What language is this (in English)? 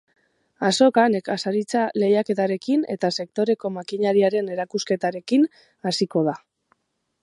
Basque